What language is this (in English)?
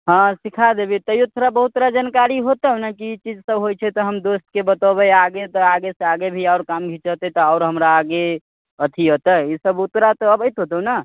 Maithili